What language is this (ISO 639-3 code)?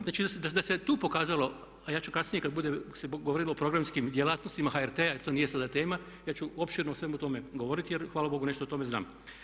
hrv